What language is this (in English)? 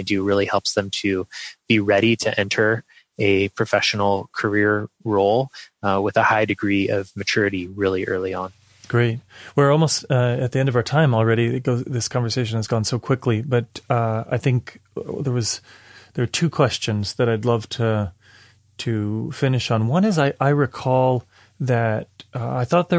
English